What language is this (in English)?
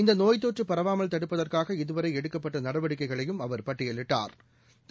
Tamil